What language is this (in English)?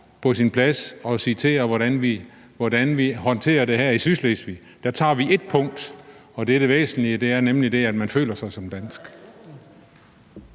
Danish